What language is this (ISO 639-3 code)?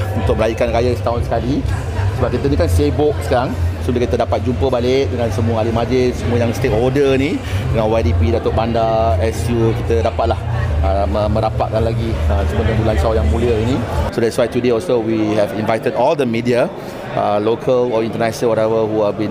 msa